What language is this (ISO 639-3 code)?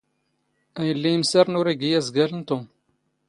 zgh